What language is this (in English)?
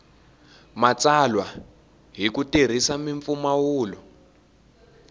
Tsonga